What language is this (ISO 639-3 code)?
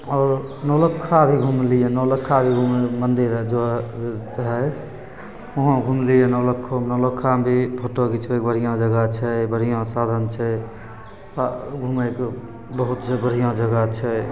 mai